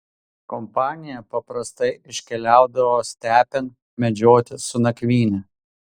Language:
Lithuanian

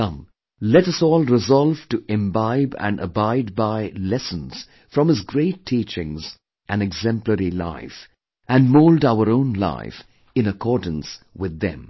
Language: English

